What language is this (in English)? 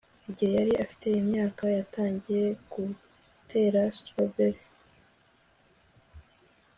Kinyarwanda